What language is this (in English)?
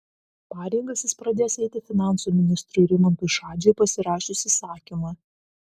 Lithuanian